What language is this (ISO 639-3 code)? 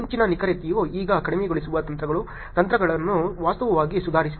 kan